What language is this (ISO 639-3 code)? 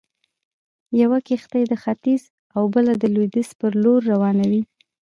pus